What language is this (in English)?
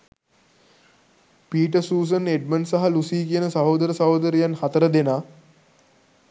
Sinhala